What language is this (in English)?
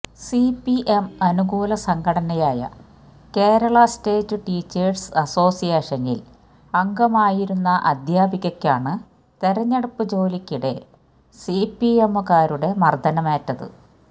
Malayalam